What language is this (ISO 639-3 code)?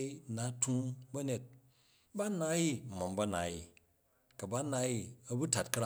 kaj